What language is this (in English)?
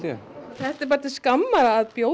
Icelandic